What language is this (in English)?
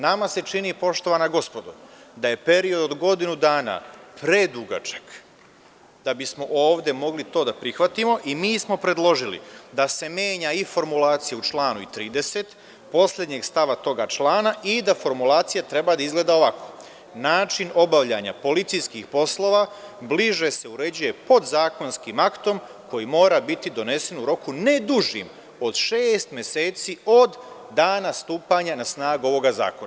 Serbian